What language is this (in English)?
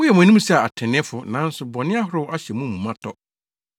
Akan